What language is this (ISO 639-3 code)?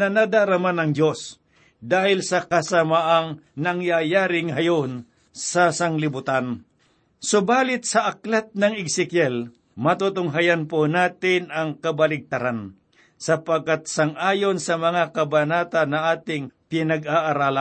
fil